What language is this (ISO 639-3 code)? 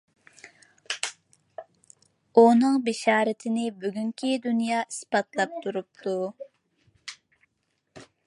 uig